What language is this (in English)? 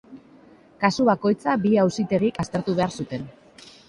Basque